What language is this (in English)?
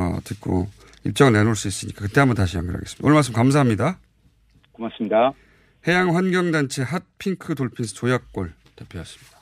Korean